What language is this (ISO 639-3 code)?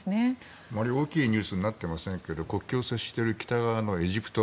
jpn